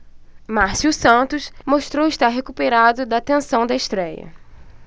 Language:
Portuguese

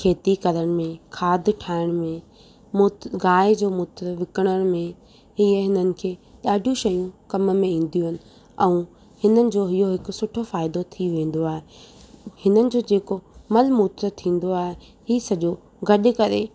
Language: Sindhi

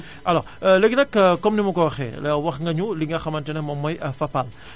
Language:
Wolof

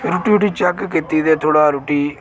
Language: Dogri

